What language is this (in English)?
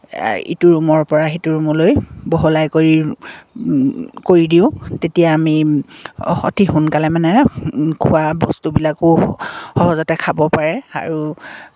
Assamese